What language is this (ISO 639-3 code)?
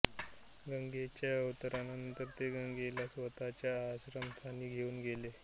mar